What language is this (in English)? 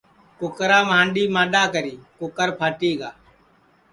Sansi